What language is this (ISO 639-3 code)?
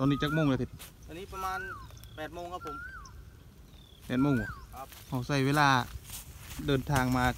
tha